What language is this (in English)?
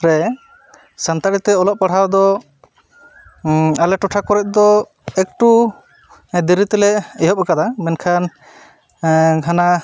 Santali